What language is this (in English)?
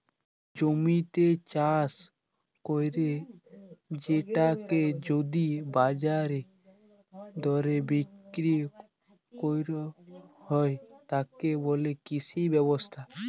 Bangla